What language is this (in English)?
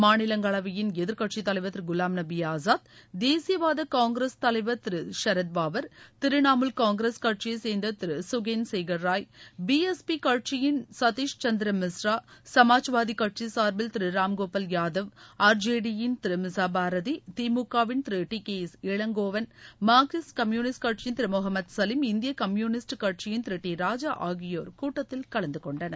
Tamil